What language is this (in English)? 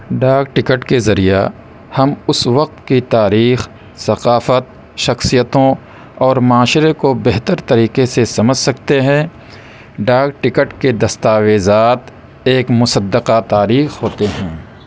Urdu